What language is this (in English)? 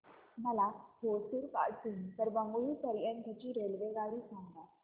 Marathi